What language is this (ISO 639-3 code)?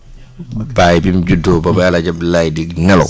wol